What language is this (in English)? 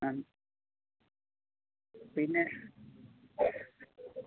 Malayalam